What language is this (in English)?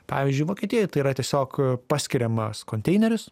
Lithuanian